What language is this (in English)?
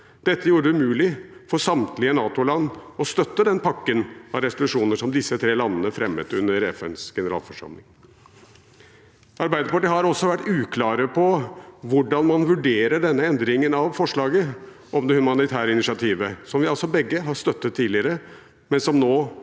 Norwegian